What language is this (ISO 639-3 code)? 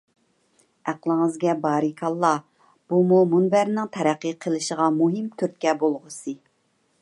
uig